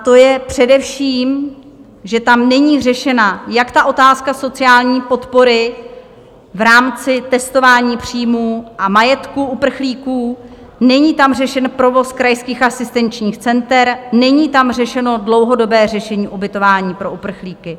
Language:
Czech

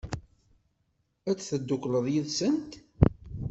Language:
Kabyle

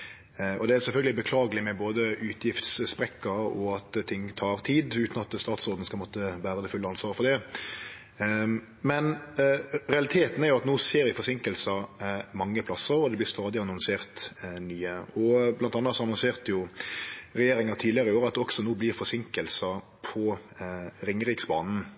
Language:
Norwegian Nynorsk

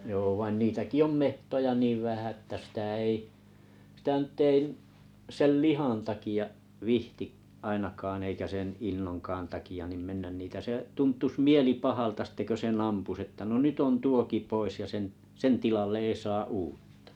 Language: Finnish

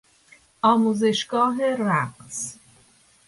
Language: Persian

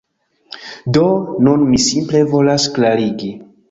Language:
Esperanto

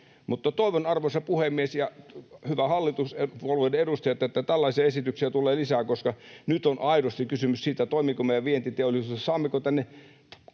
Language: Finnish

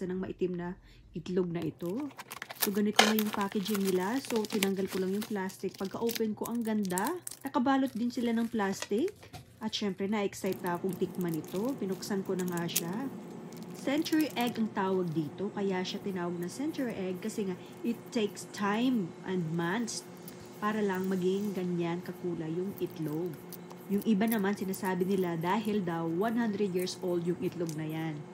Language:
Filipino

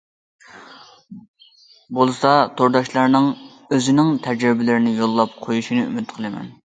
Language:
Uyghur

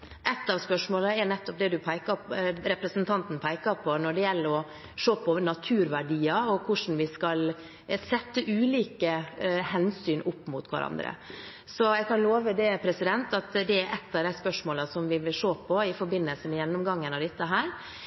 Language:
Norwegian Bokmål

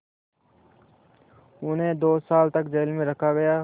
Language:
Hindi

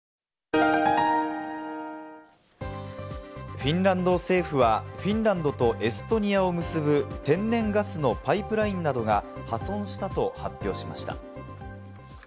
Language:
Japanese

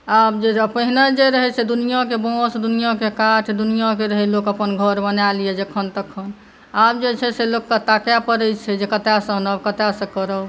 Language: Maithili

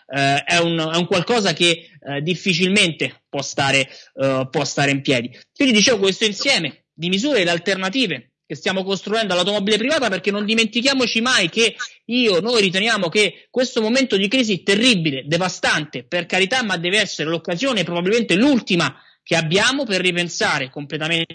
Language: Italian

